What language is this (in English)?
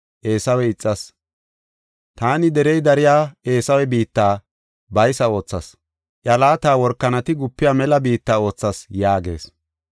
Gofa